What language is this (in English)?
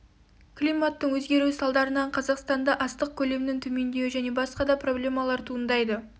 Kazakh